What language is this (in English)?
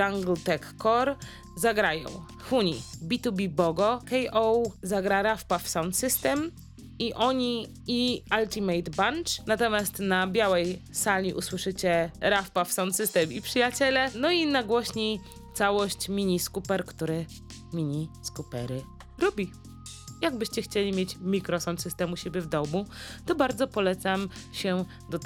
Polish